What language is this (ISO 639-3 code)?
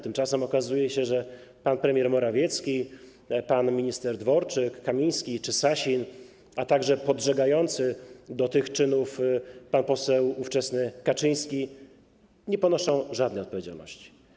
pol